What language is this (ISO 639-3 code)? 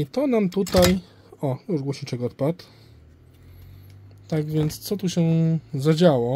pol